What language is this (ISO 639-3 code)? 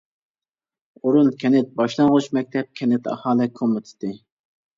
uig